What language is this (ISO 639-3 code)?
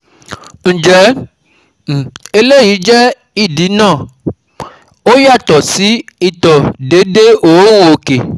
yor